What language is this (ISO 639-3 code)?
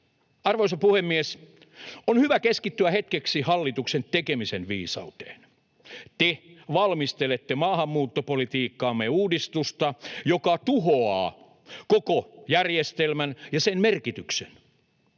fin